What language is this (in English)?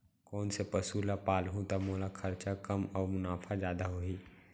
Chhattisgarhi